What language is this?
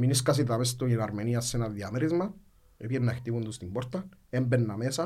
Greek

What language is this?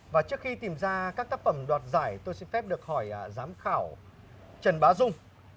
Vietnamese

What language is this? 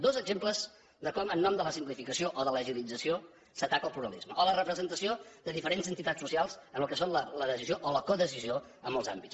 Catalan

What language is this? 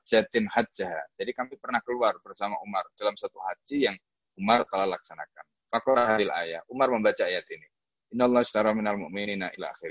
Indonesian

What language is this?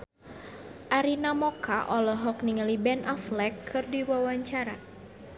Sundanese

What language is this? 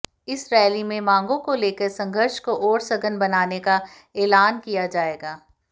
Hindi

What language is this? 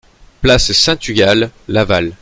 French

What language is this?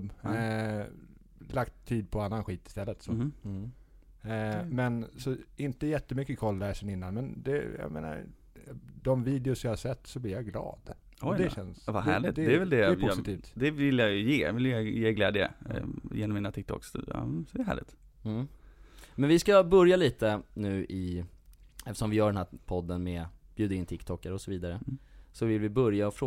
Swedish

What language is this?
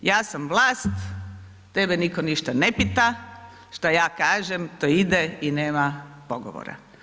Croatian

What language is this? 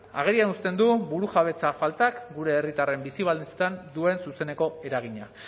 Basque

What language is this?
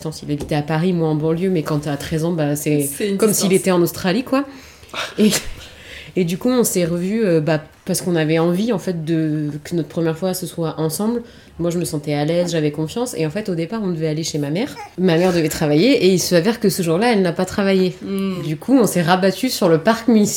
French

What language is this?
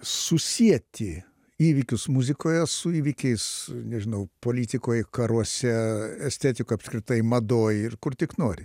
Lithuanian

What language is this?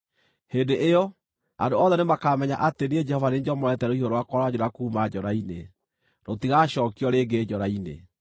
Kikuyu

